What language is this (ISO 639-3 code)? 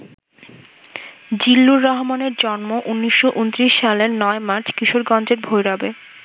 ben